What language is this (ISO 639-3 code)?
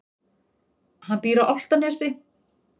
isl